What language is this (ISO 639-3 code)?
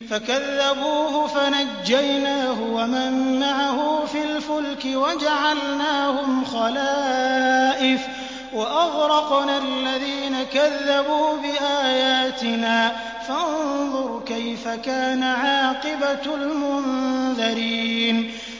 ara